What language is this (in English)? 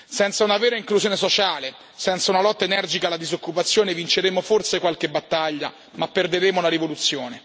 Italian